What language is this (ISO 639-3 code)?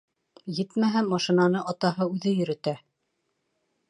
bak